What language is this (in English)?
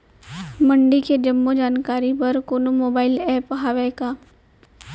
Chhattisgarhi